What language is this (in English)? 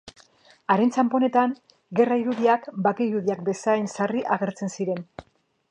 Basque